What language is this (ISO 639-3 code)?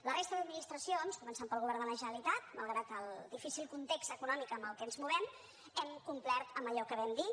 cat